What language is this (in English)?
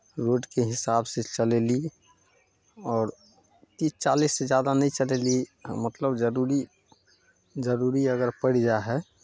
Maithili